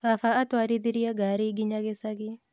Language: Kikuyu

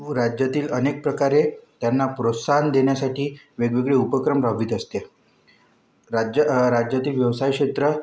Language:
Marathi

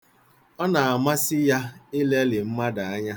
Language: Igbo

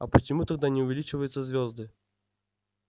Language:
Russian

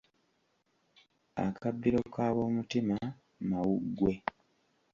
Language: Ganda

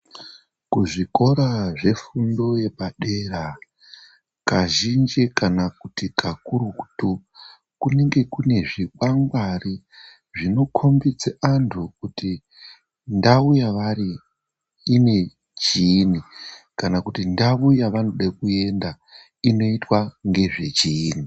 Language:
Ndau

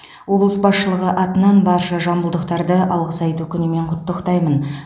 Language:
Kazakh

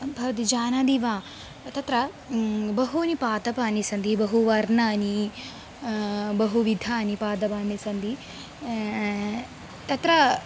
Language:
Sanskrit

